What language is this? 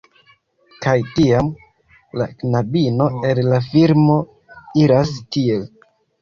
Esperanto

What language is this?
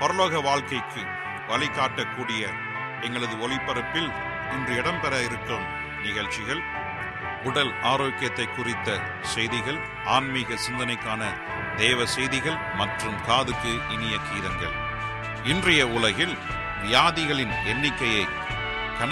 Tamil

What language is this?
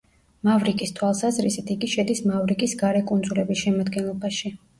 Georgian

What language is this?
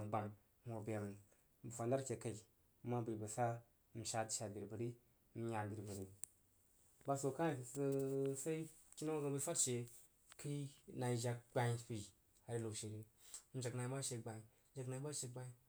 Jiba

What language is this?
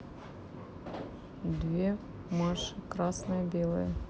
Russian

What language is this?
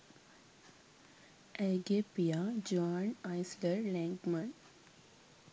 Sinhala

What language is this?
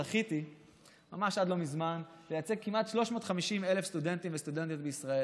Hebrew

